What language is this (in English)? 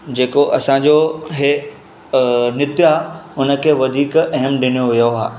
Sindhi